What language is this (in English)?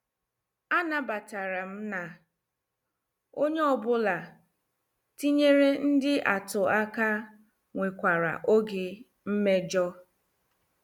Igbo